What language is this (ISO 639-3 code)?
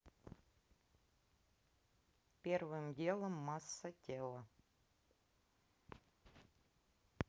rus